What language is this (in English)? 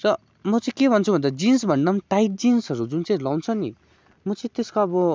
Nepali